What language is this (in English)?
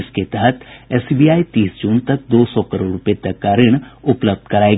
Hindi